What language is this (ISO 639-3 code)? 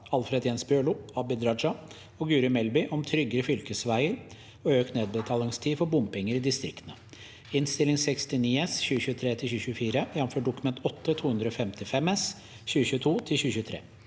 nor